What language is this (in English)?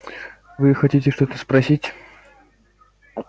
Russian